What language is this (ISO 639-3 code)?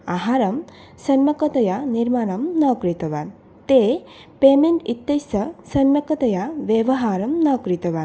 san